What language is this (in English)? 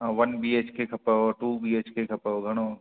Sindhi